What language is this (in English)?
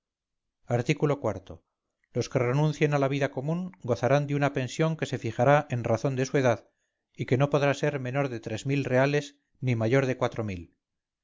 Spanish